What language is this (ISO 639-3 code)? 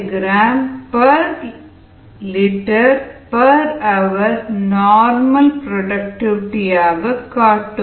tam